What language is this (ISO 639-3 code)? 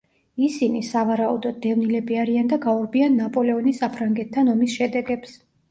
kat